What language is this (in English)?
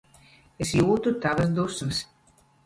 Latvian